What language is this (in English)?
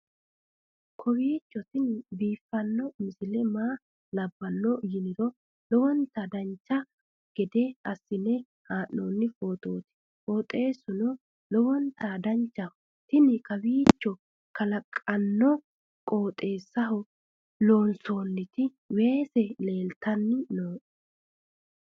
Sidamo